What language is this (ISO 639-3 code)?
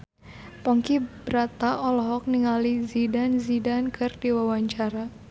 sun